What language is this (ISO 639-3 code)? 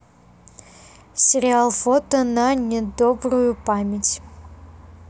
rus